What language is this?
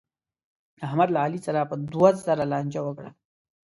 Pashto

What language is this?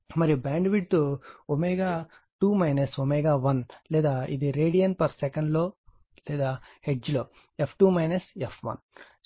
Telugu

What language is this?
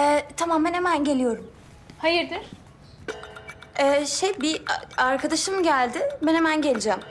Turkish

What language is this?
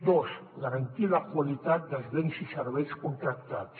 Catalan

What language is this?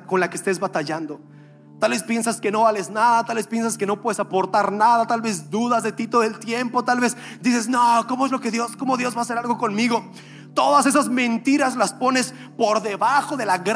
Spanish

